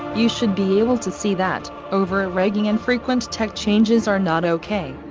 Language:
English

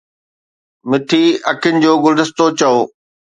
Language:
Sindhi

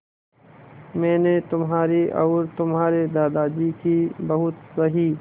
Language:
Hindi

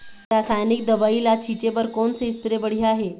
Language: Chhattisgarhi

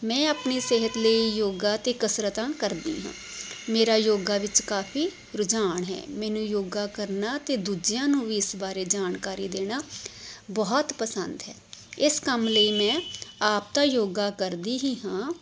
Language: Punjabi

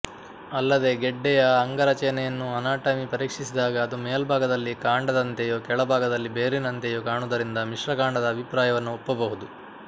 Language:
Kannada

